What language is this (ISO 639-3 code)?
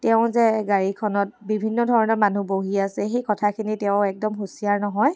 asm